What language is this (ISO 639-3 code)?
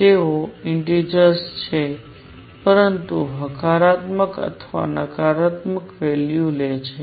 guj